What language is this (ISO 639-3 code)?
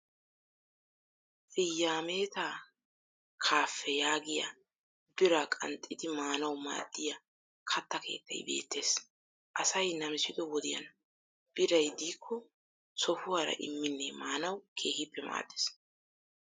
wal